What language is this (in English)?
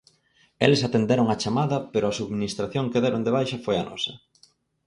Galician